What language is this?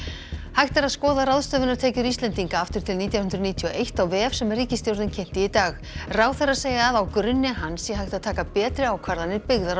Icelandic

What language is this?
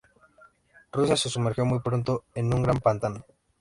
Spanish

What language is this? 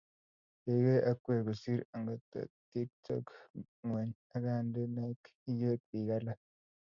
Kalenjin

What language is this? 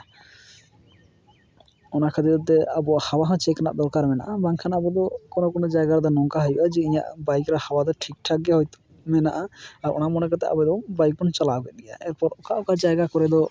Santali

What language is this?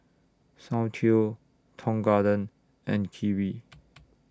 English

